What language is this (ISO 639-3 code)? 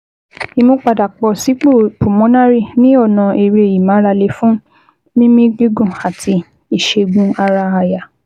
yor